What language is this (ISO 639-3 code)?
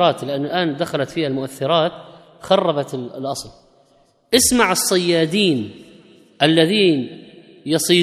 ara